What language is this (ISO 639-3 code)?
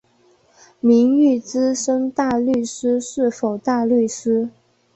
zho